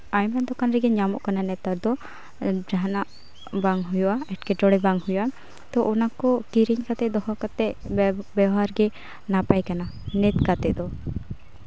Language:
Santali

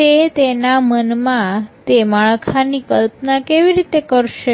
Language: Gujarati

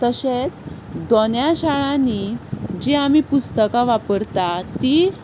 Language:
Konkani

